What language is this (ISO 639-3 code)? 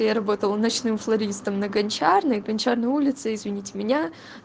rus